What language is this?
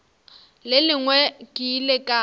Northern Sotho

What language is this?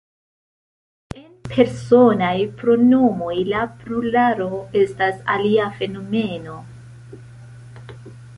Esperanto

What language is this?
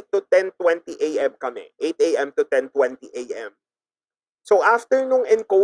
Filipino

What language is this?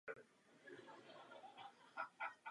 Czech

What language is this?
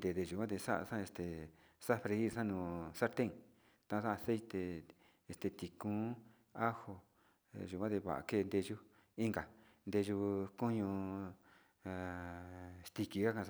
Sinicahua Mixtec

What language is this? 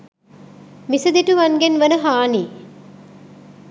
Sinhala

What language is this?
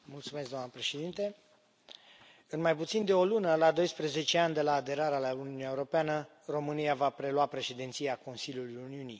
Romanian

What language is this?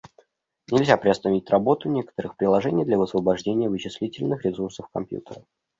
Russian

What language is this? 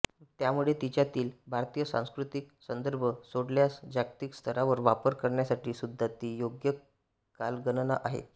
Marathi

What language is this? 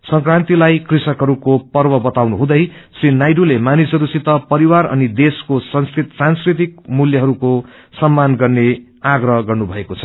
Nepali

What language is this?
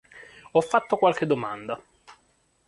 Italian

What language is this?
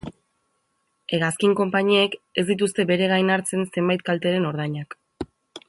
Basque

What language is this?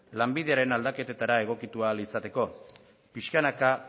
Basque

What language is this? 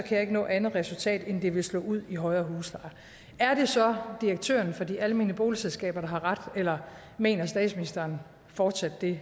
Danish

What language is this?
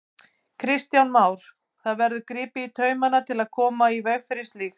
Icelandic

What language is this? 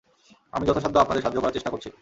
Bangla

